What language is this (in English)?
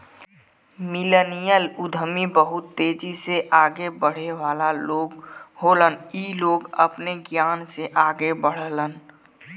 Bhojpuri